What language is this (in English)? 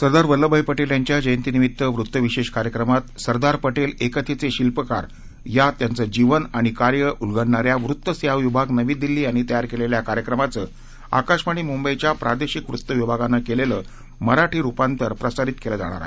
Marathi